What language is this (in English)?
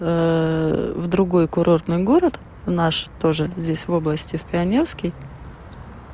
Russian